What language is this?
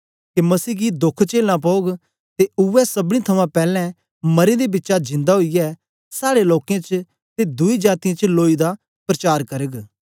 Dogri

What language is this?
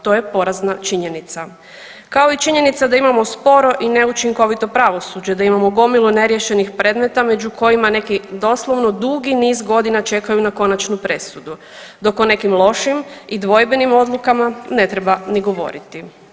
Croatian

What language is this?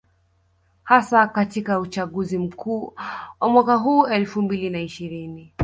Swahili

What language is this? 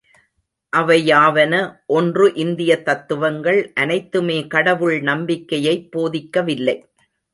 Tamil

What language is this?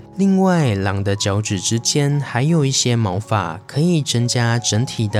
Chinese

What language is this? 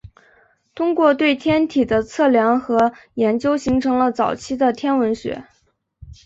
Chinese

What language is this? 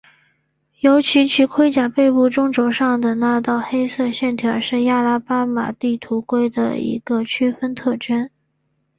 Chinese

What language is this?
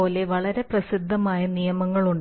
Malayalam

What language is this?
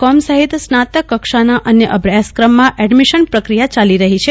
Gujarati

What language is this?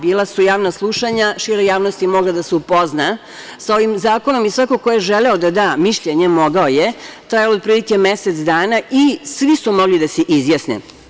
Serbian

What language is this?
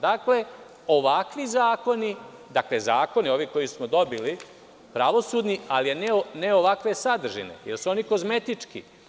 Serbian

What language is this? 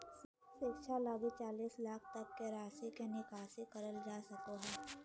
Magahi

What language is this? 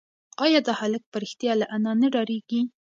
Pashto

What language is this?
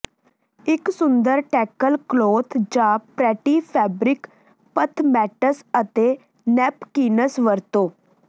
Punjabi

